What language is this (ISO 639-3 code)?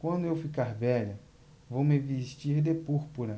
por